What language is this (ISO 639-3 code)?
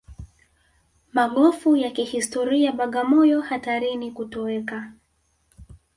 swa